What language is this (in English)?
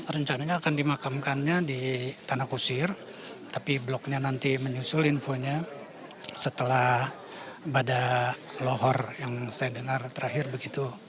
Indonesian